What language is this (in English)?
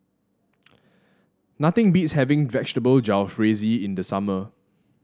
English